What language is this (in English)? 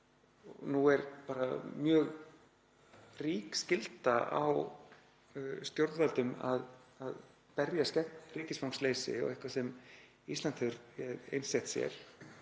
Icelandic